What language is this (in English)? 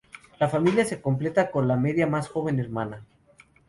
Spanish